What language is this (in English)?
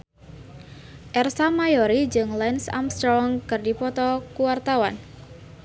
Sundanese